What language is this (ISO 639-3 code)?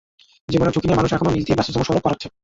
ben